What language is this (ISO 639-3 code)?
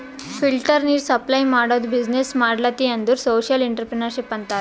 kan